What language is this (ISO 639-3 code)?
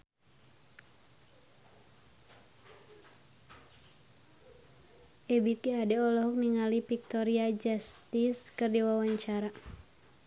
sun